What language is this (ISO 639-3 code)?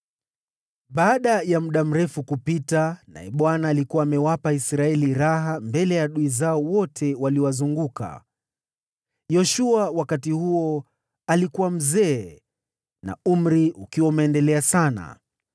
swa